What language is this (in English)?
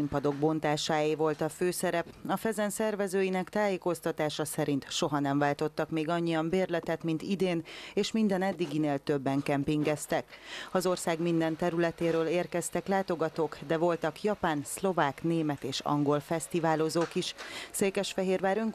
Hungarian